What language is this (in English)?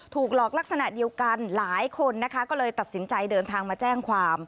Thai